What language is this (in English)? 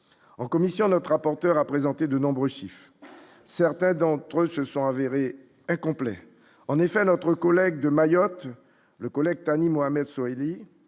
French